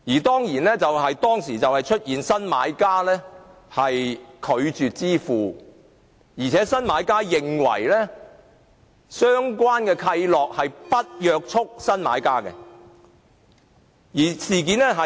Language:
Cantonese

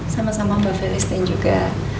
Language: Indonesian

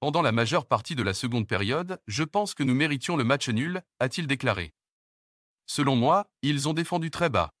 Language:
French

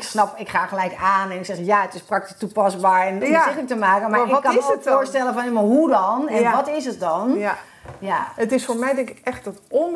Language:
Dutch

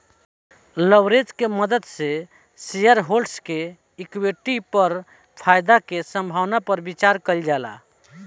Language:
Bhojpuri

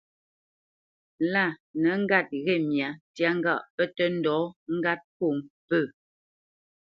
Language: Bamenyam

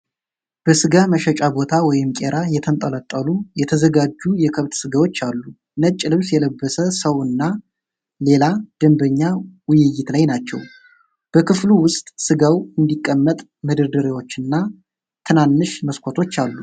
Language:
Amharic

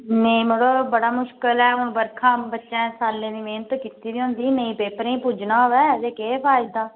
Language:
Dogri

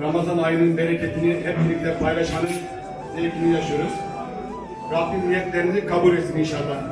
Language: Turkish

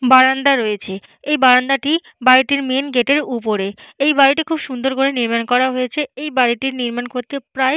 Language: Bangla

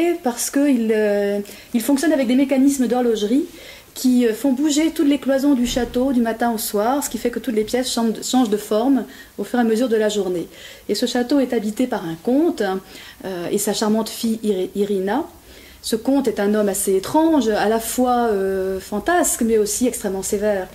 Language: French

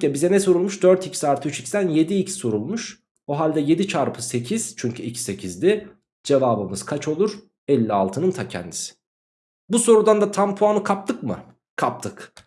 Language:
Turkish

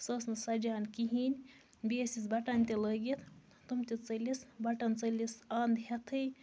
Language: Kashmiri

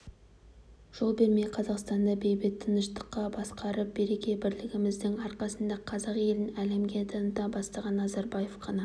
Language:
Kazakh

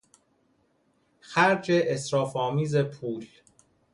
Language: Persian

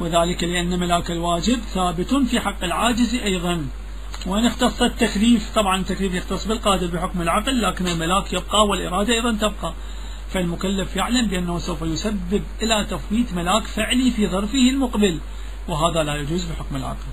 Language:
Arabic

